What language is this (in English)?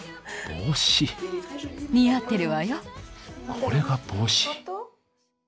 Japanese